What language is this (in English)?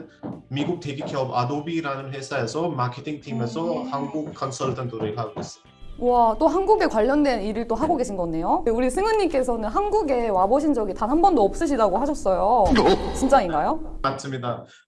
Korean